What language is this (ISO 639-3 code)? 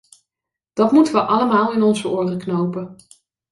nld